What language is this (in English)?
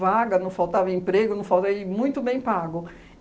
Portuguese